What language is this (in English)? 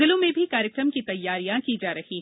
Hindi